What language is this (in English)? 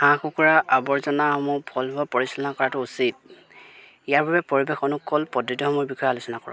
Assamese